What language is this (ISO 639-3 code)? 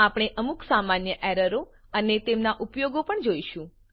guj